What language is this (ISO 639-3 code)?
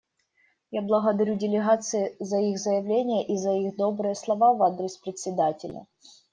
rus